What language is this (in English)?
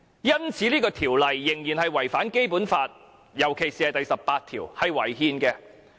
Cantonese